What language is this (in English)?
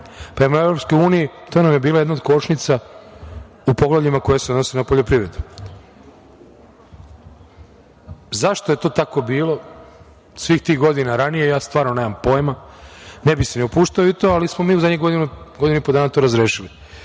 Serbian